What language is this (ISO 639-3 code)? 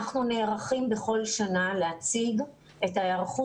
heb